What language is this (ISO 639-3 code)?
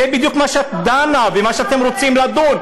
heb